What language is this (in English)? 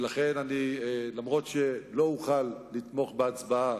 Hebrew